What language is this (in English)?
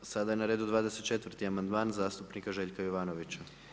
Croatian